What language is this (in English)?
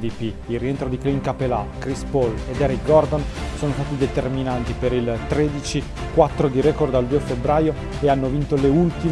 Italian